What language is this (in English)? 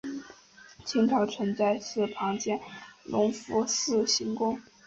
Chinese